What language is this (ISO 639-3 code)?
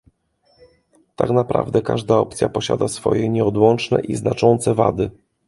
pol